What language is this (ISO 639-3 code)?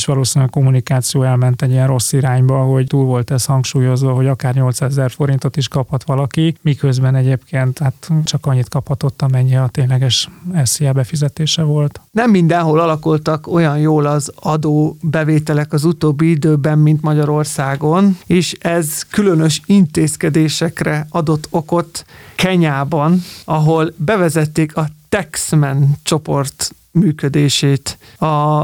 hun